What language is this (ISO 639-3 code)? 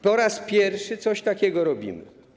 pol